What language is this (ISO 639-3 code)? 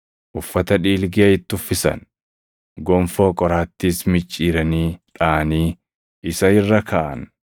orm